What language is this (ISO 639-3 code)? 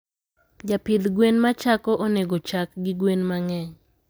luo